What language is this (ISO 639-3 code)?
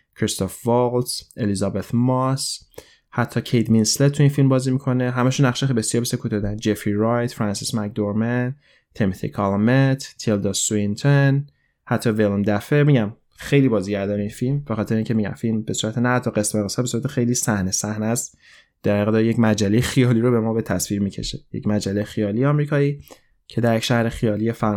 fas